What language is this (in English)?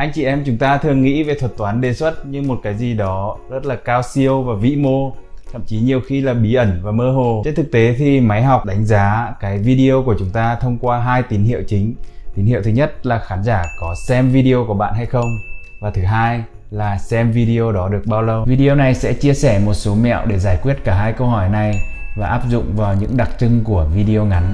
Vietnamese